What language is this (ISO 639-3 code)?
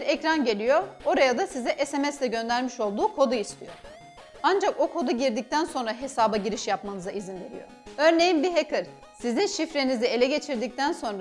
tur